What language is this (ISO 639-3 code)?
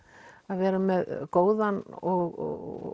isl